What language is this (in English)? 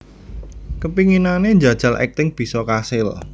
Javanese